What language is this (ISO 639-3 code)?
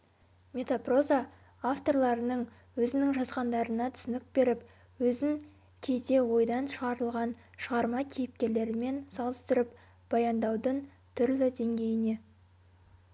kaz